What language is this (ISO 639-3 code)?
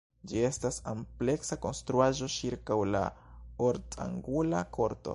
epo